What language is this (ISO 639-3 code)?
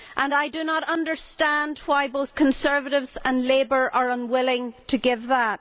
eng